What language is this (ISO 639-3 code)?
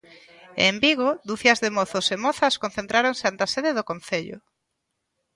glg